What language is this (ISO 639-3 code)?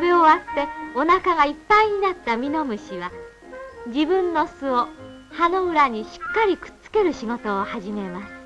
jpn